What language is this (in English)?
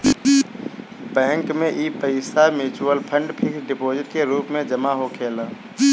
Bhojpuri